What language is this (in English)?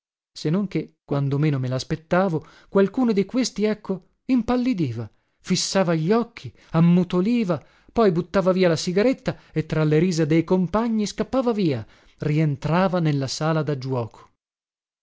Italian